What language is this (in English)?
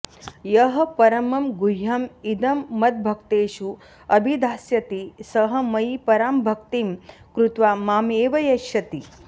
Sanskrit